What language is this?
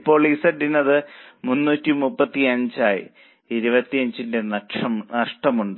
Malayalam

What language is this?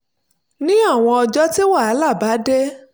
Yoruba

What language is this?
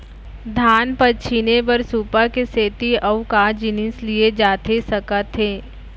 Chhattisgarhi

